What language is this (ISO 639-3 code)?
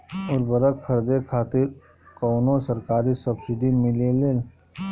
bho